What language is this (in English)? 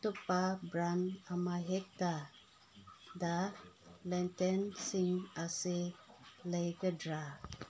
Manipuri